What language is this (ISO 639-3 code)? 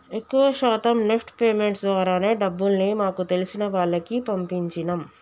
tel